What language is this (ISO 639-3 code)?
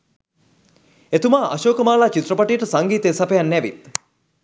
sin